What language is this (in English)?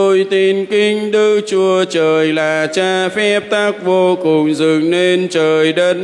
Vietnamese